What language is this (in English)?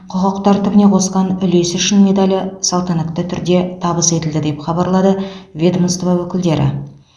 Kazakh